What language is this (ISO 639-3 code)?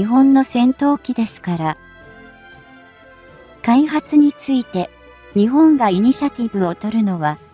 jpn